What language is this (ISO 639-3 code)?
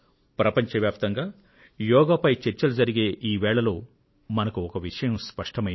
tel